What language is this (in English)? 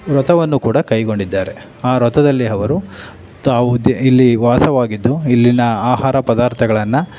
Kannada